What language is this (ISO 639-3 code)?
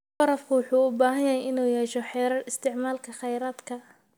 som